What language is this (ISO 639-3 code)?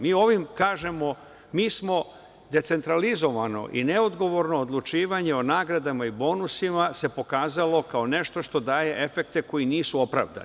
srp